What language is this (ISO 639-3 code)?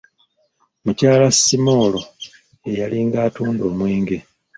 lug